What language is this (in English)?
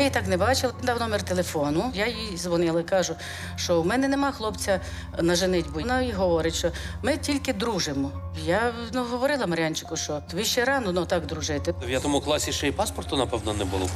Ukrainian